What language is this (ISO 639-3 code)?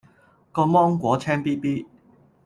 yue